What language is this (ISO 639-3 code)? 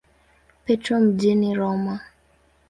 swa